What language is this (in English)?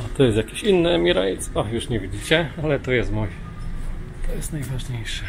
Polish